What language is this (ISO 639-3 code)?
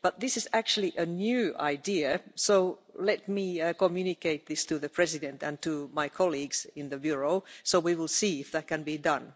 eng